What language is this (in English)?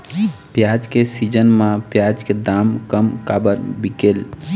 Chhattisgarhi